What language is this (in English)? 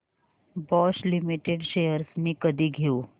Marathi